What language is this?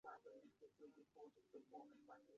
Chinese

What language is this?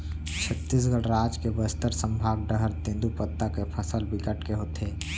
Chhattisgarhi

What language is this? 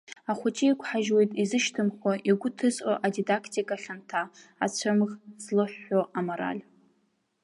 Abkhazian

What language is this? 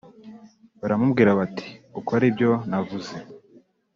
Kinyarwanda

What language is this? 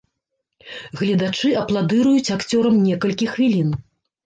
Belarusian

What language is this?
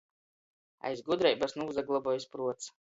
Latgalian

